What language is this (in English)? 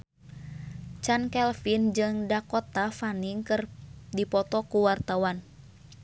Sundanese